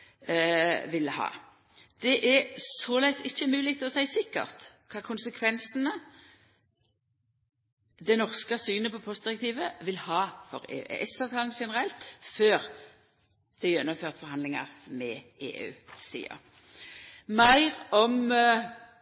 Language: Norwegian Nynorsk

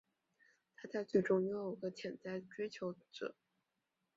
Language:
Chinese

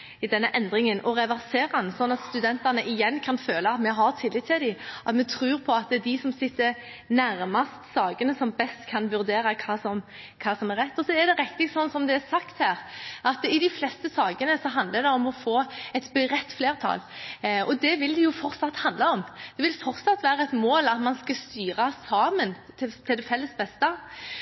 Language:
Norwegian Bokmål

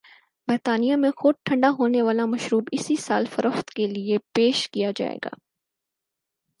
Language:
Urdu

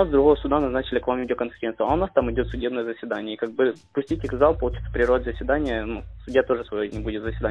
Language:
Ukrainian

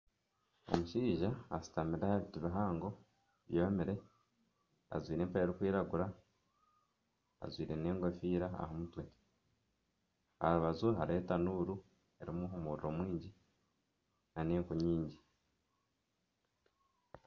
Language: Nyankole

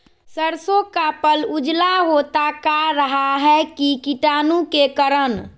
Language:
Magahi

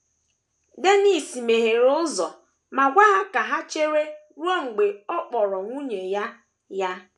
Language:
Igbo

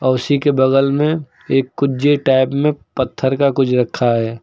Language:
Hindi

